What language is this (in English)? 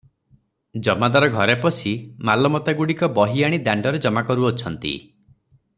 Odia